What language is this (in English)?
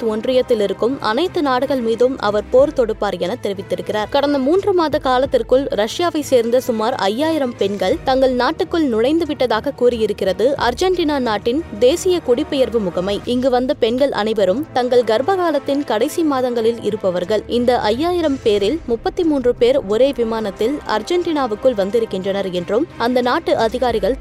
Tamil